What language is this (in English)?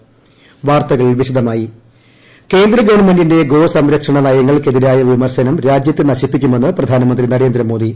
Malayalam